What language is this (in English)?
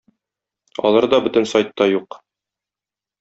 Tatar